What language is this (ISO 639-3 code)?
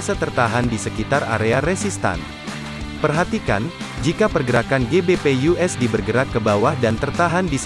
ind